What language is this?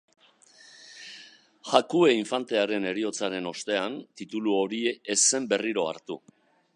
Basque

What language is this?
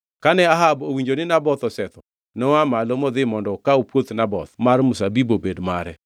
Luo (Kenya and Tanzania)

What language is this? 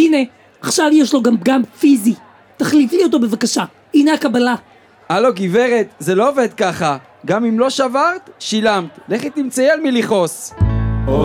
Hebrew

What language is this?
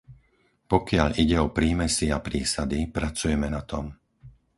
Slovak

